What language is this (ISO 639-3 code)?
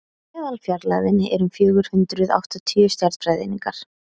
isl